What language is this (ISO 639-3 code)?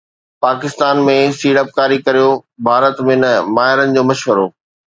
snd